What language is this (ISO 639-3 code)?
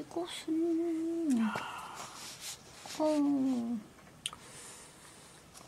kor